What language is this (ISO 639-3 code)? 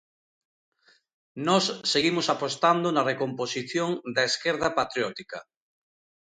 glg